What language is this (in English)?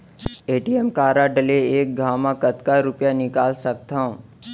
Chhattisgarhi